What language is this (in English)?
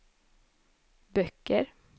Swedish